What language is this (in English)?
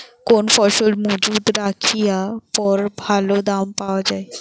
Bangla